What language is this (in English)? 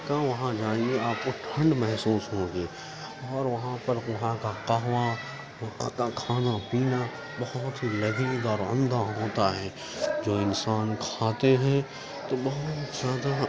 Urdu